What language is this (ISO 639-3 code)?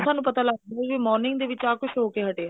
pan